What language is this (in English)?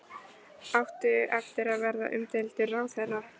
Icelandic